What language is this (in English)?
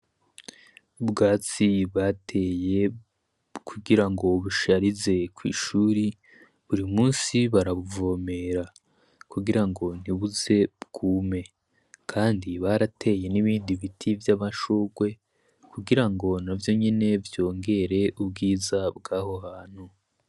Rundi